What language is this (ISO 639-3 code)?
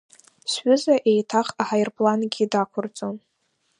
abk